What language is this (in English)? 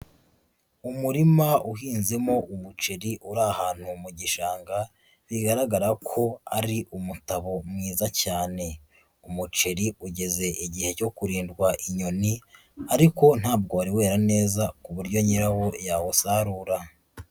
Kinyarwanda